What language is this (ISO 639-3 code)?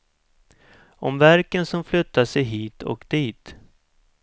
swe